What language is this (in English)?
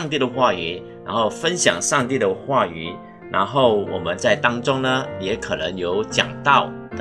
Chinese